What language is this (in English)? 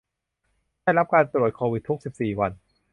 Thai